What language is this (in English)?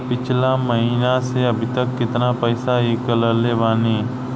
Bhojpuri